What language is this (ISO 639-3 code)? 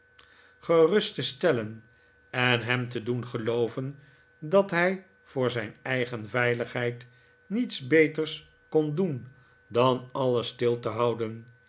nld